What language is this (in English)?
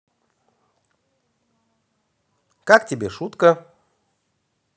Russian